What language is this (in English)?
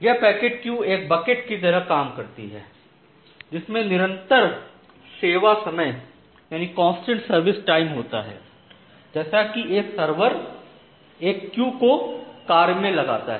Hindi